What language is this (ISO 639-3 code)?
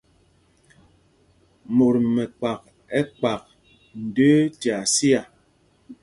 mgg